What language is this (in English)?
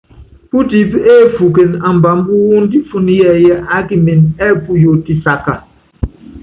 Yangben